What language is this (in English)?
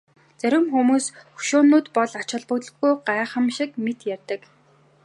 Mongolian